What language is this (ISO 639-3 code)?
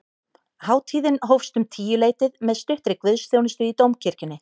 isl